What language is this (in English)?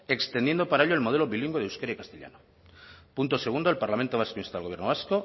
Spanish